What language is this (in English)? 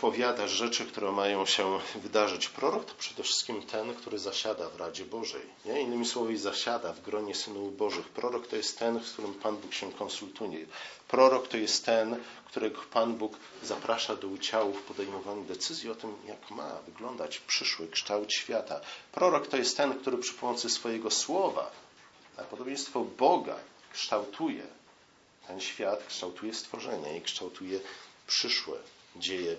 Polish